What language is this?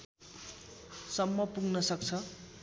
Nepali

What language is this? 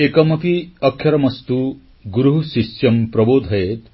Odia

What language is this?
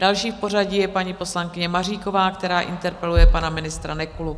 Czech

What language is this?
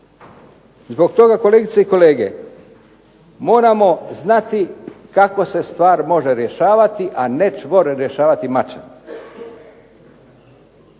Croatian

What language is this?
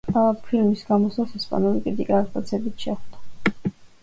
Georgian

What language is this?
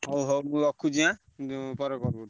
Odia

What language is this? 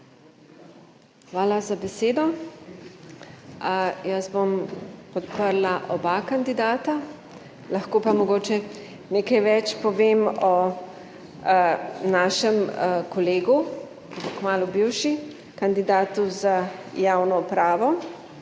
Slovenian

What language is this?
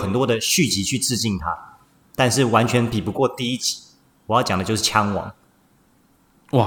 Chinese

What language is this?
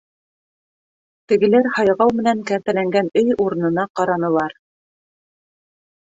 Bashkir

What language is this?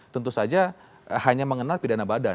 Indonesian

